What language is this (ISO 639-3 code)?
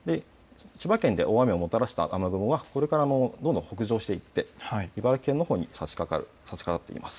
jpn